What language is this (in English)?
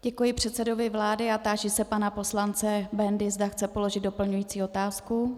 Czech